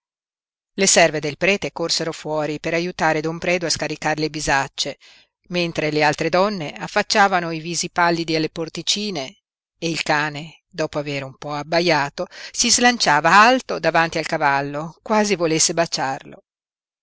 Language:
Italian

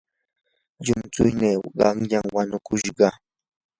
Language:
Yanahuanca Pasco Quechua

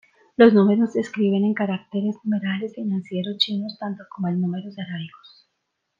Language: Spanish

